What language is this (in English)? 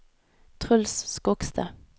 Norwegian